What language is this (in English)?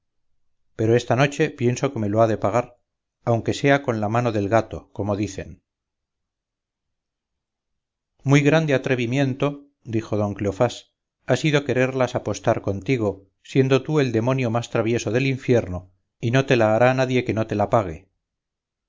Spanish